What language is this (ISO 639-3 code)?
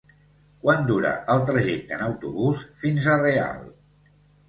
cat